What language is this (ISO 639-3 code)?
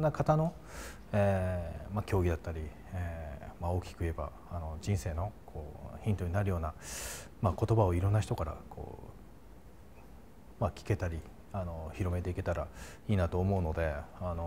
jpn